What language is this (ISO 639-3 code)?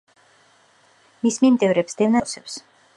kat